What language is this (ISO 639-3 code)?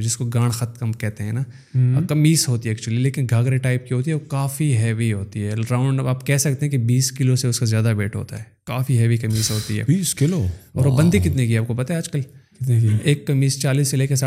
urd